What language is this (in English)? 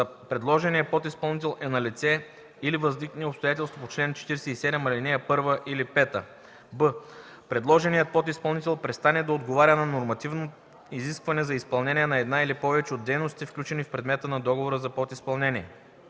Bulgarian